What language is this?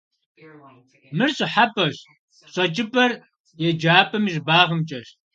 Kabardian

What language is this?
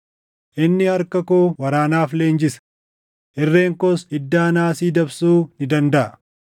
Oromo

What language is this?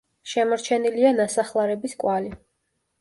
Georgian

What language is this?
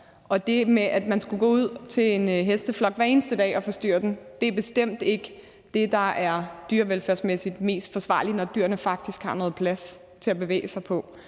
Danish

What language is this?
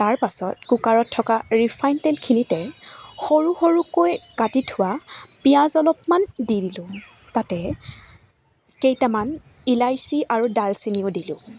Assamese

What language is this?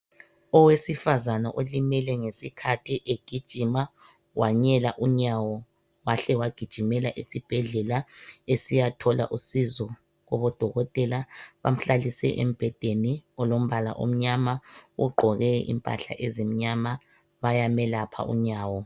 North Ndebele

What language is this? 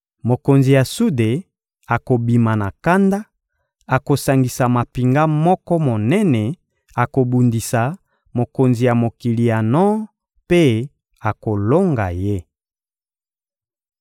Lingala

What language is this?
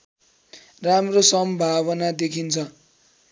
Nepali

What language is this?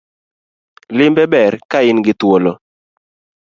Luo (Kenya and Tanzania)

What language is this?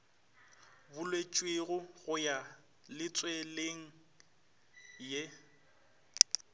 Northern Sotho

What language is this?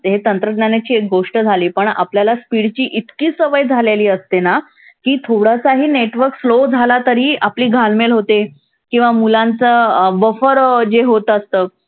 Marathi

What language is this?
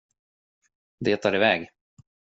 Swedish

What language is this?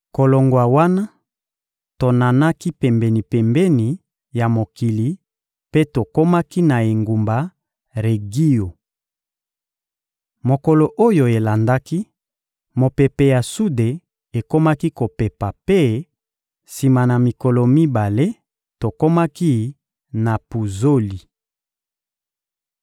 Lingala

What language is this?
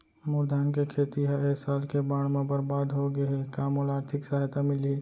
Chhattisgarhi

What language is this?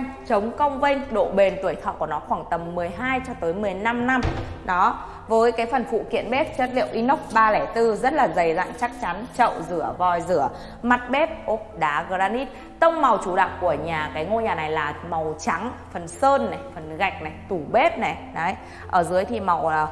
Vietnamese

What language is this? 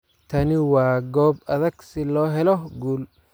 Somali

